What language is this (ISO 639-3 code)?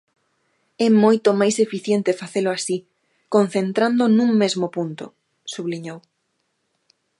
glg